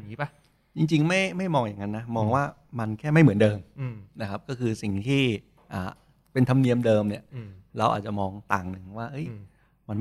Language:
Thai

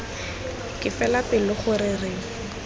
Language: Tswana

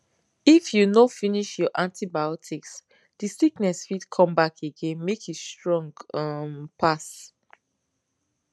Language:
Nigerian Pidgin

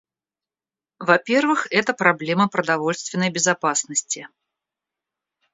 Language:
Russian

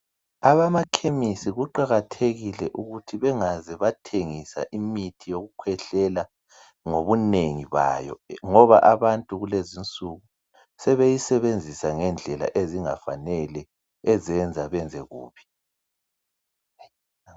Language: North Ndebele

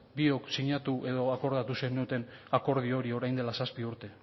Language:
Basque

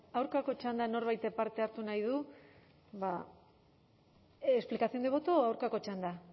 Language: Basque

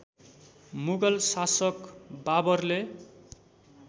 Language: Nepali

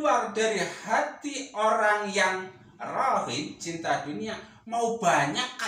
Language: Indonesian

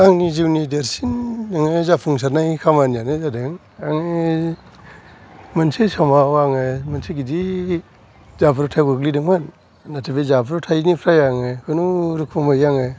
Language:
Bodo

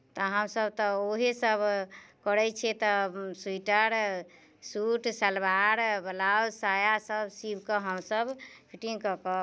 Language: Maithili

